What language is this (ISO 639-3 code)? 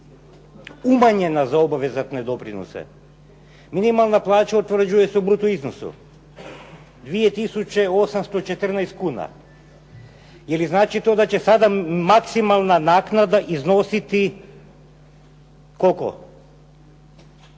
hrv